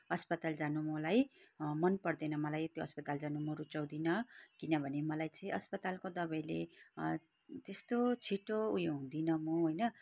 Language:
Nepali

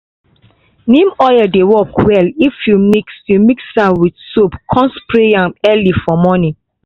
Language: Nigerian Pidgin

